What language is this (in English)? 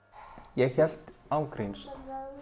Icelandic